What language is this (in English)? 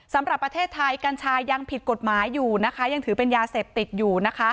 Thai